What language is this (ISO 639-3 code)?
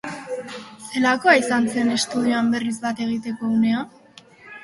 eus